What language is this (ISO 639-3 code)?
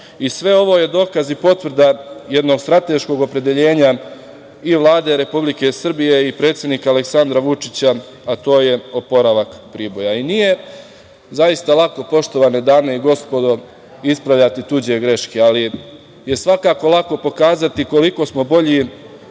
srp